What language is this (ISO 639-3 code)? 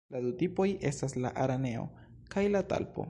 epo